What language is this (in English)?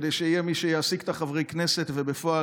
Hebrew